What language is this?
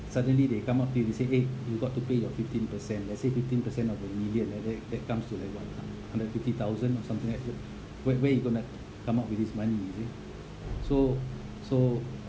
English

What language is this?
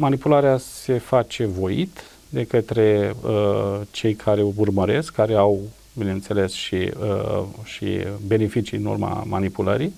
Romanian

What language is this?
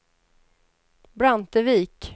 Swedish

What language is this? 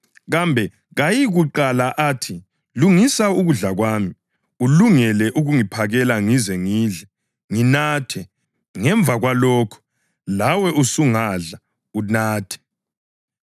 North Ndebele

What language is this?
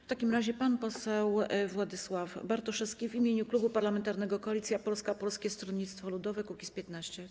Polish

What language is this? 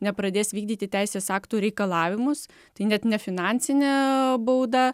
Lithuanian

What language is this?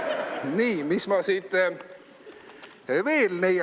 Estonian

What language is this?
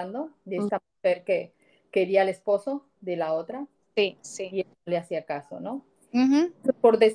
Spanish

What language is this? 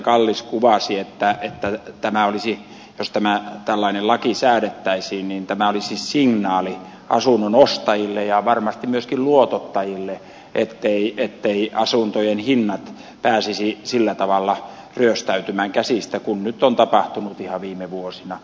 Finnish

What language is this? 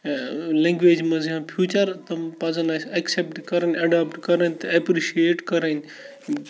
Kashmiri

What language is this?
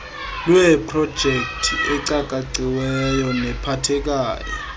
Xhosa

